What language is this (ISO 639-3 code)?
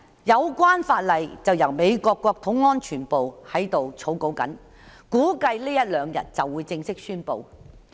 yue